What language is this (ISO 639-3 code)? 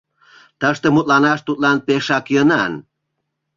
chm